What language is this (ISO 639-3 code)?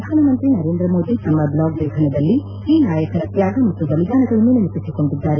kan